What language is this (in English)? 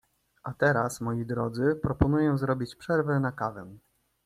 Polish